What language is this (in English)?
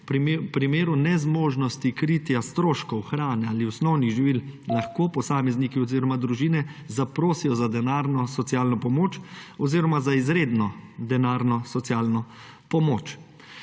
Slovenian